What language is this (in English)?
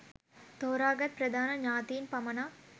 Sinhala